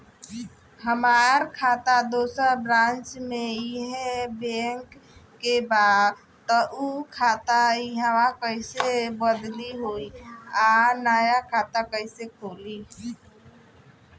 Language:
Bhojpuri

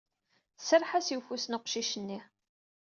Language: Kabyle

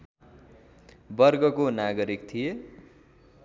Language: Nepali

